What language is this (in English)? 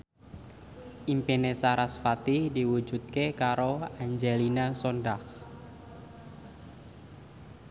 Javanese